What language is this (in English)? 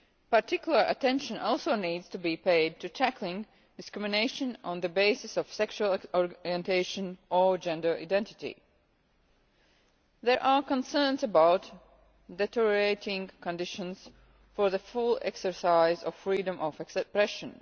English